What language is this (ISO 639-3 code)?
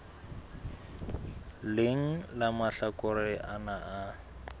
sot